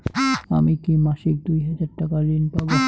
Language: Bangla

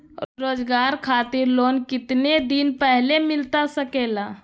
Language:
Magahi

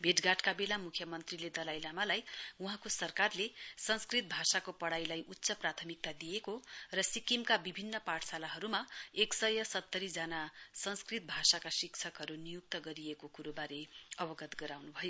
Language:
Nepali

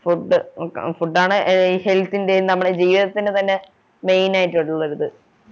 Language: Malayalam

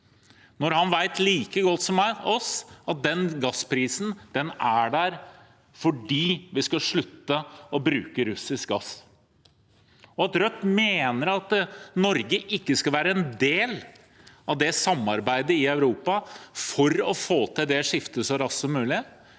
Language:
Norwegian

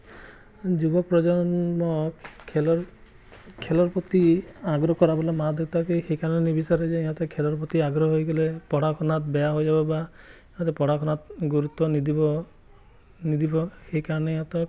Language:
Assamese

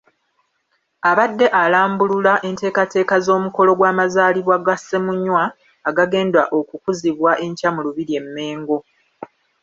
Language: Ganda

